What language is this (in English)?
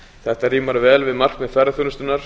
Icelandic